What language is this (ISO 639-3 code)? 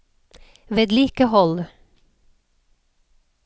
nor